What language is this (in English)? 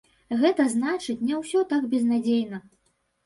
Belarusian